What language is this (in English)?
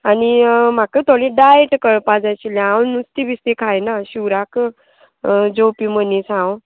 Konkani